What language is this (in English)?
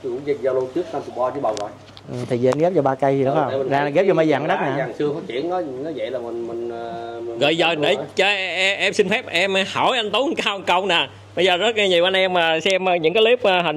Vietnamese